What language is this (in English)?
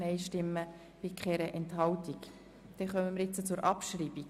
Swiss German